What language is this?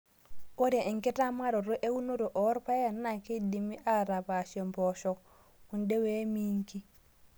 Masai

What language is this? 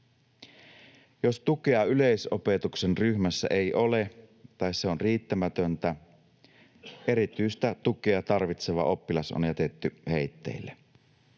Finnish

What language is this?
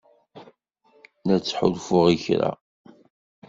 Kabyle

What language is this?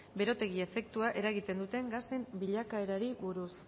Basque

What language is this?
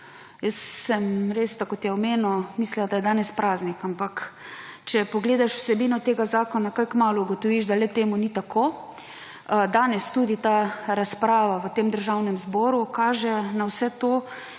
Slovenian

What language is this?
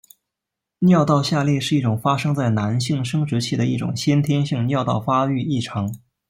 Chinese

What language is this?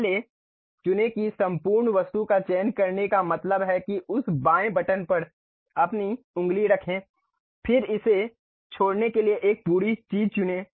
Hindi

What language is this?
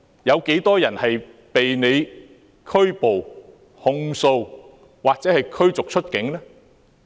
Cantonese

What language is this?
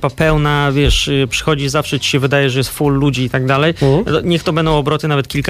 Polish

